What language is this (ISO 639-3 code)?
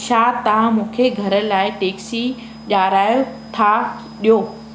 snd